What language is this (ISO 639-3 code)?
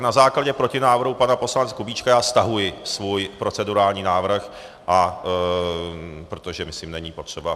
ces